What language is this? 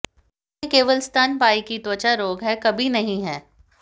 Hindi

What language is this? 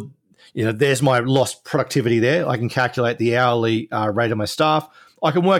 English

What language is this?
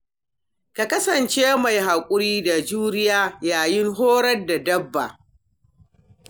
Hausa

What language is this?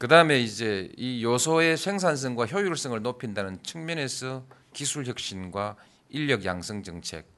Korean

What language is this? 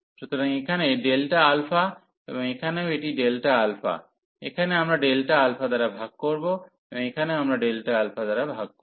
Bangla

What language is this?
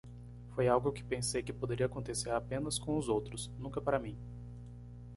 Portuguese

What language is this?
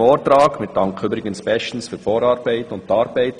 Swiss German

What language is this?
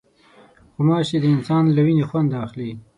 Pashto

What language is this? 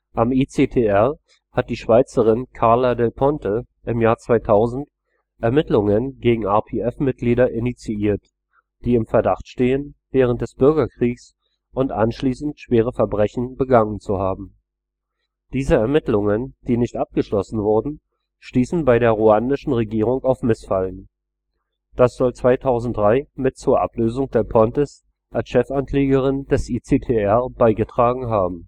German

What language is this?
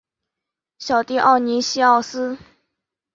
Chinese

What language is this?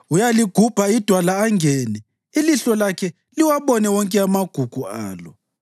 North Ndebele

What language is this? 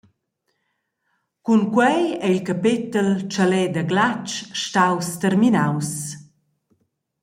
Romansh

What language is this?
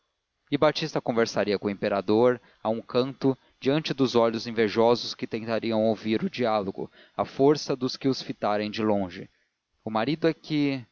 Portuguese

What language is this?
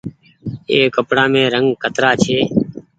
Goaria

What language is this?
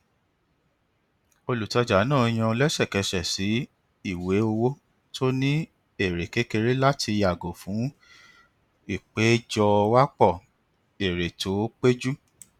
Yoruba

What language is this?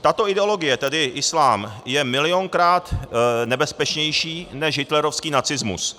Czech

